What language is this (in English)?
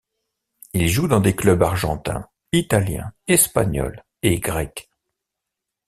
French